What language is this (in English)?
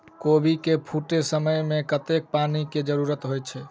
Maithili